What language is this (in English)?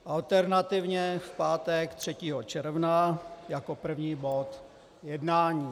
Czech